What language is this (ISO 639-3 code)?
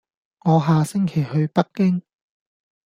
yue